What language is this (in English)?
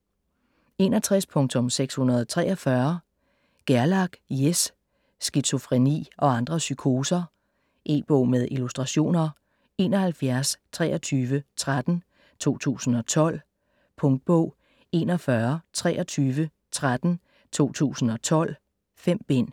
Danish